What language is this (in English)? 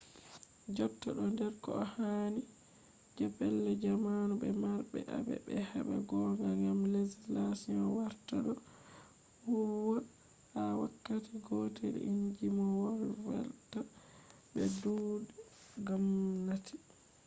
Fula